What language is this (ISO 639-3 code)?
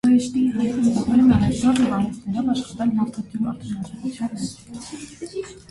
hye